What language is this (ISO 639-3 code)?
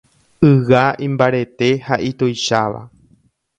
grn